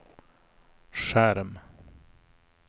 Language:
Swedish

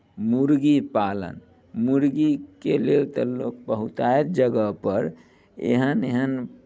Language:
Maithili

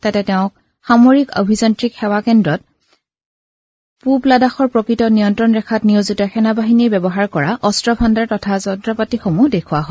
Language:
Assamese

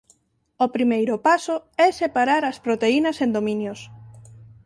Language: Galician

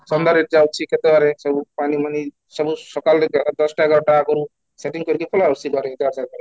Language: Odia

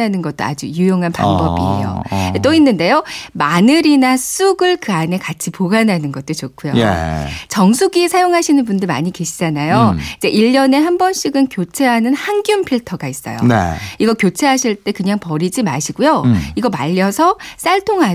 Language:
Korean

